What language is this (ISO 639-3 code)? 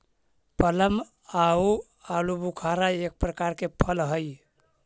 mag